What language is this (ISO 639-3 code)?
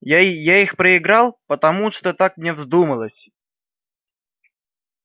rus